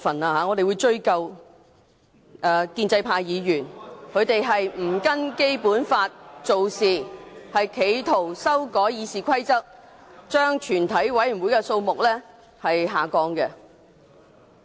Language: Cantonese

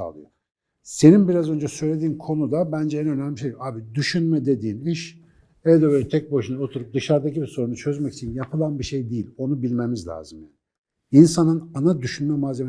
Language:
Turkish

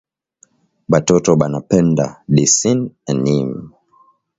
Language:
Swahili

